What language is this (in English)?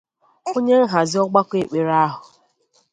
Igbo